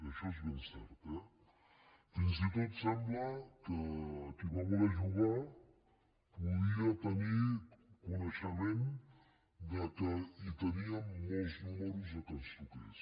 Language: Catalan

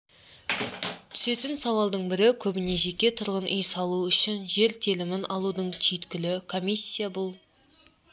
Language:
Kazakh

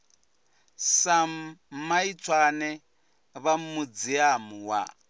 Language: Venda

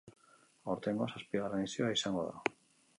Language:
Basque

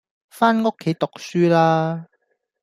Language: Cantonese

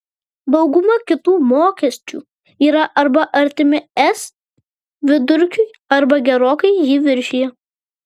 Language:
Lithuanian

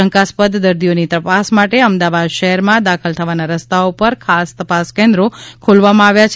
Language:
Gujarati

